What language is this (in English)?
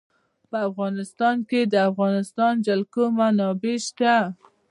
Pashto